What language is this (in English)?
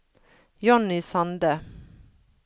Norwegian